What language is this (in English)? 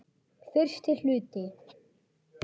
Icelandic